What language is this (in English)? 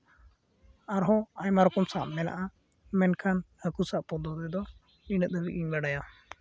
Santali